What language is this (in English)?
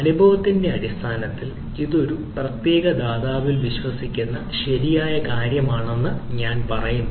Malayalam